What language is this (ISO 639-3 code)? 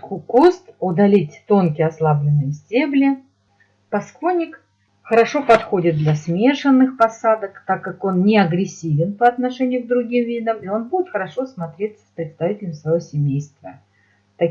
rus